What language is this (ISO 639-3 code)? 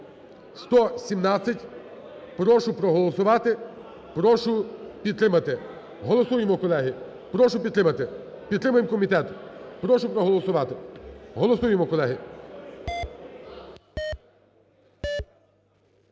ukr